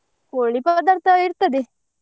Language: Kannada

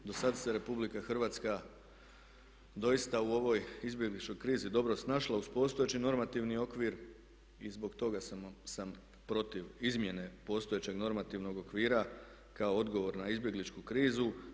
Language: Croatian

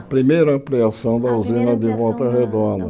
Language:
Portuguese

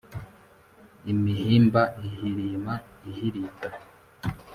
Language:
Kinyarwanda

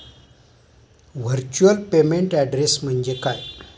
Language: Marathi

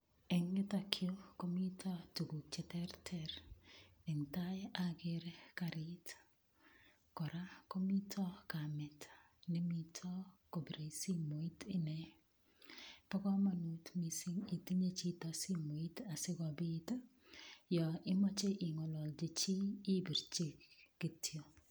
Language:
Kalenjin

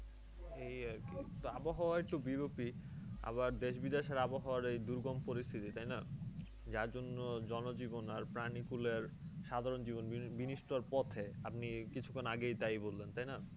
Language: Bangla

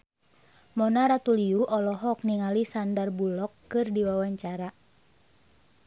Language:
Sundanese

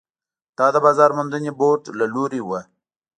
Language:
Pashto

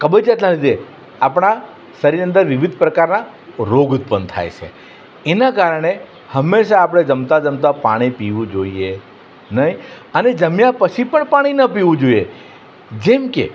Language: Gujarati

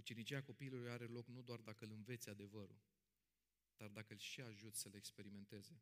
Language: Romanian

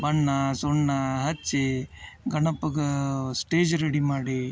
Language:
Kannada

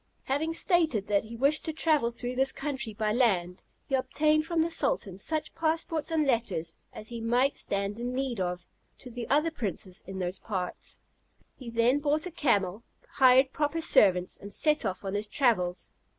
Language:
English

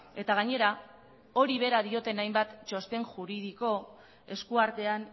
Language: Basque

